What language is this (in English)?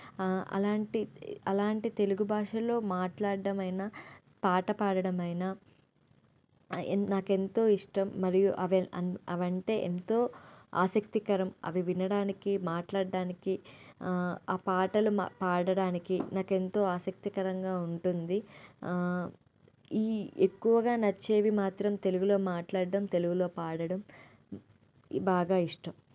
Telugu